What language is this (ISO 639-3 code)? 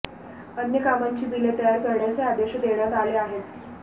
mar